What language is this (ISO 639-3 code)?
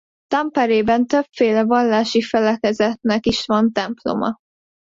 hun